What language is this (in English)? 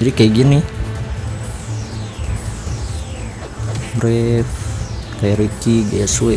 Indonesian